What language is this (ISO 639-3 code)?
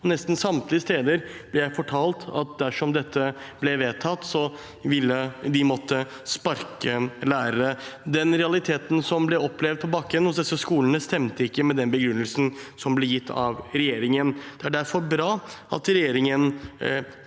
nor